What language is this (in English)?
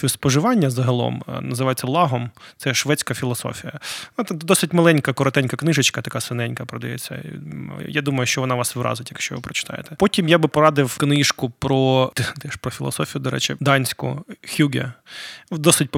Ukrainian